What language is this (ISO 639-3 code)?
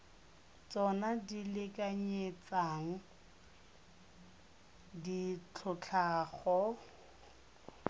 tsn